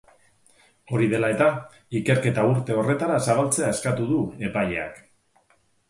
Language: Basque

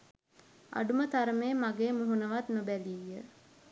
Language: Sinhala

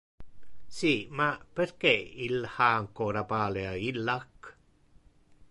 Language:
Interlingua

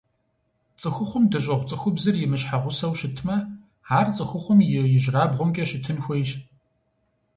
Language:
Kabardian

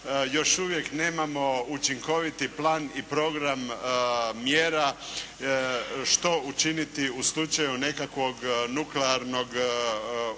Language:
Croatian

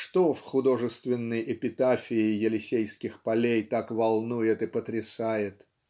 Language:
Russian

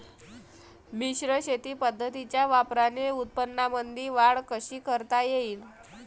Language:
Marathi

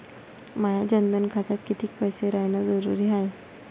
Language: Marathi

